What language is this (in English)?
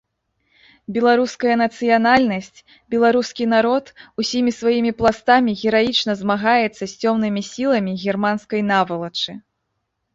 Belarusian